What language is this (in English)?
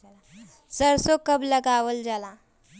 Bhojpuri